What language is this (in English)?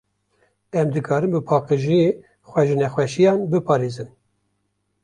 Kurdish